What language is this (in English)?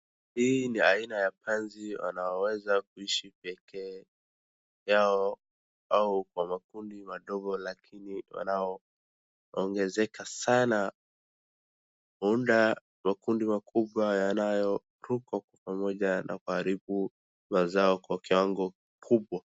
Swahili